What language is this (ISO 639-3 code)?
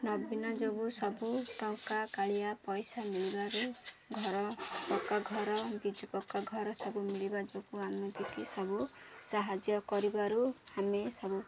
ori